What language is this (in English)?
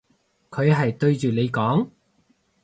Cantonese